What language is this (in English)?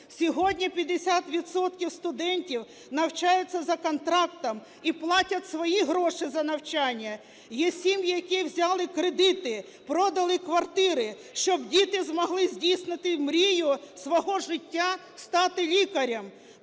Ukrainian